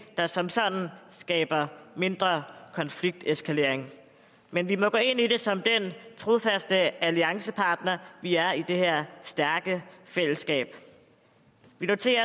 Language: Danish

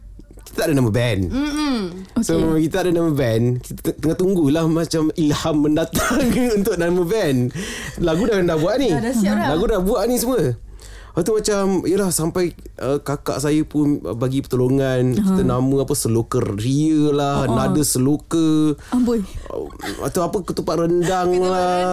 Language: Malay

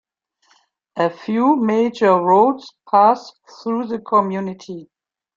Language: English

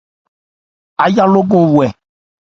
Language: Ebrié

